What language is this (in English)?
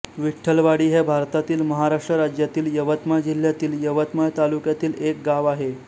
Marathi